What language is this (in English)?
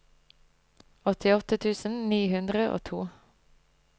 Norwegian